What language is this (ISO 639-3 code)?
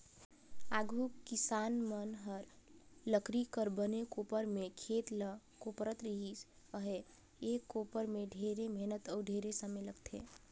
hne